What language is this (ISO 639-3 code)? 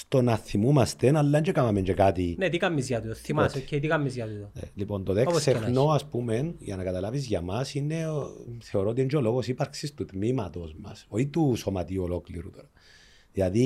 ell